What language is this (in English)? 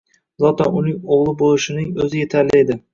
Uzbek